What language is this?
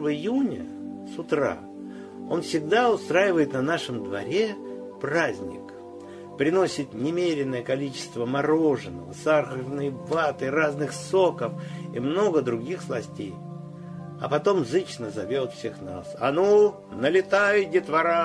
Russian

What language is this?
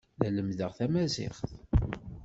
Kabyle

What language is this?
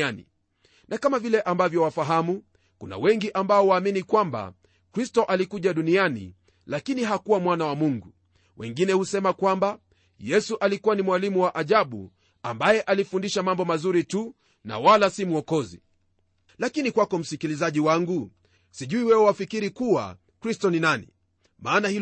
Swahili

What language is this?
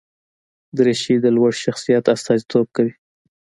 Pashto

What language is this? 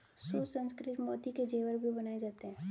Hindi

